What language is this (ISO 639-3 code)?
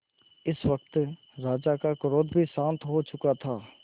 hin